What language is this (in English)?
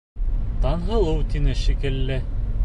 Bashkir